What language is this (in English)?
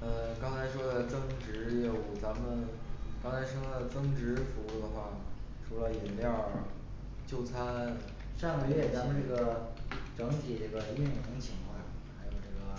Chinese